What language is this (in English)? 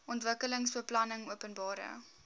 Afrikaans